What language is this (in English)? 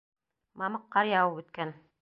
Bashkir